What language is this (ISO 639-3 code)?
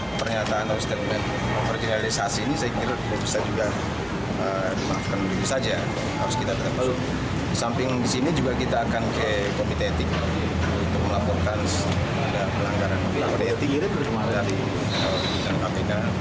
ind